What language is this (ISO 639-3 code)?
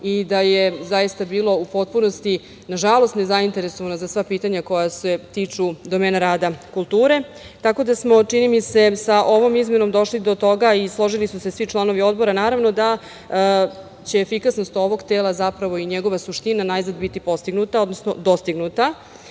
srp